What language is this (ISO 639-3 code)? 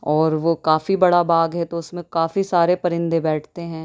urd